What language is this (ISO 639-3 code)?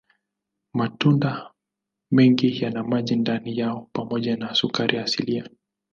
swa